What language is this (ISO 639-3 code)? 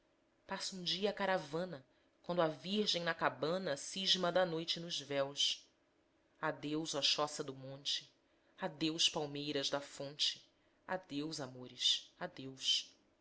por